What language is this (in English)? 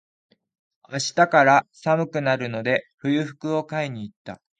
Japanese